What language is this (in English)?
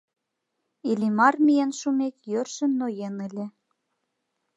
Mari